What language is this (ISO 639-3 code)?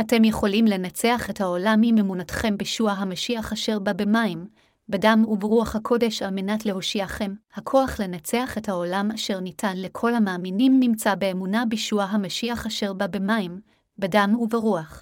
heb